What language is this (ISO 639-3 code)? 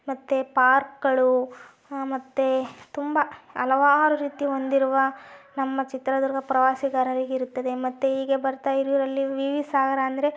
kan